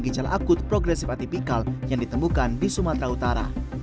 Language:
Indonesian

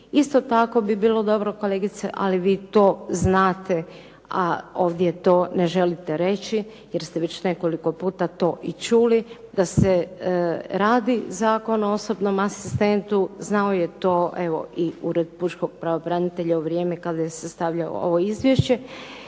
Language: Croatian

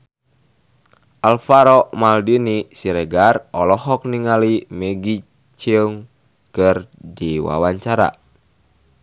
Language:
Sundanese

